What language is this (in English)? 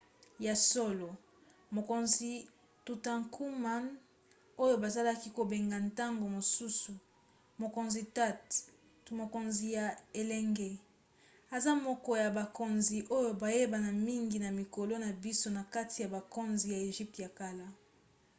Lingala